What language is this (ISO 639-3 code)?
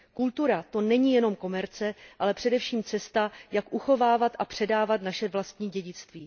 ces